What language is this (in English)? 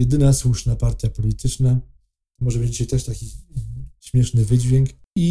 Polish